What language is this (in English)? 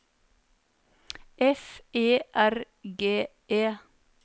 Norwegian